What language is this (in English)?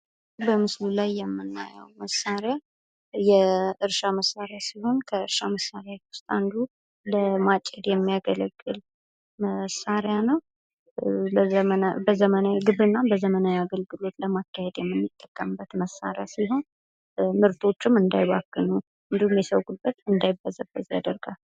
Amharic